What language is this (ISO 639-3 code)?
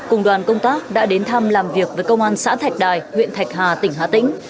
vie